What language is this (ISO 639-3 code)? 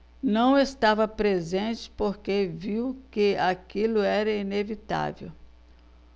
por